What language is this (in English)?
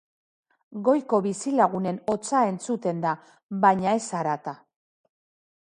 Basque